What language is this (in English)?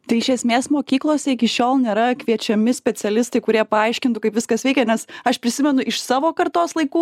Lithuanian